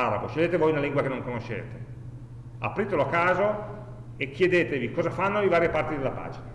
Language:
Italian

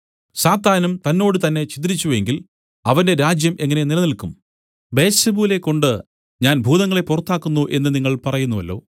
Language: Malayalam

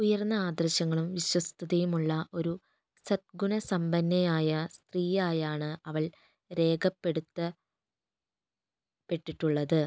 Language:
Malayalam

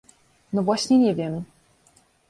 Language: Polish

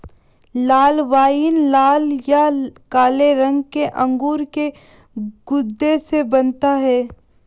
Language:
Hindi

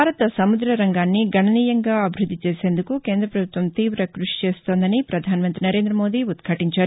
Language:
Telugu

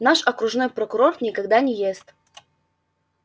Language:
Russian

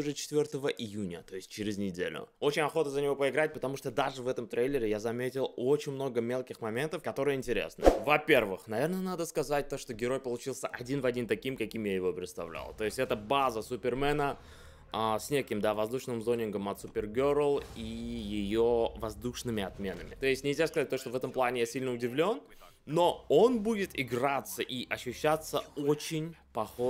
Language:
Russian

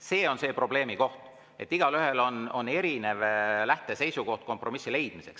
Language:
Estonian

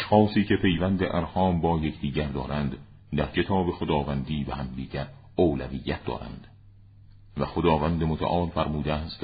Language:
Persian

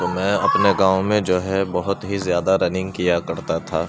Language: Urdu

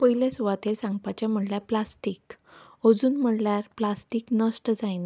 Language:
Konkani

